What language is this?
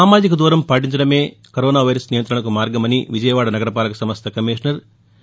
Telugu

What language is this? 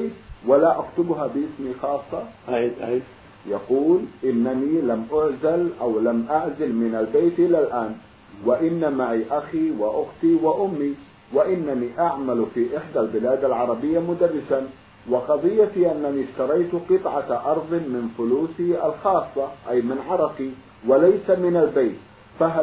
Arabic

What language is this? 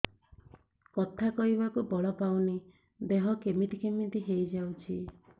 Odia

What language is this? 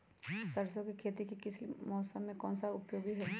Magahi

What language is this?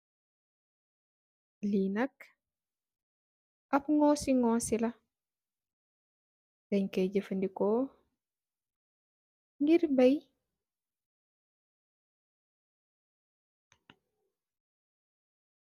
Wolof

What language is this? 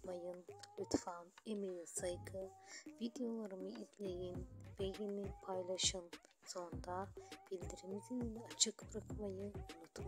Turkish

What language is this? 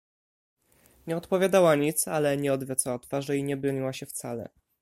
Polish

